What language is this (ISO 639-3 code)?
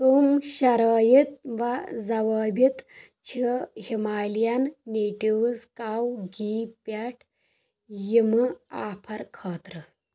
kas